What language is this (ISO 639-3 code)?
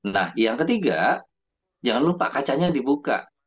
ind